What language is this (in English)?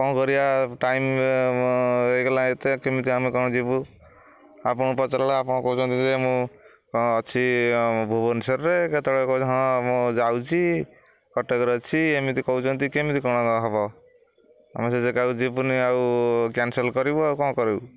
Odia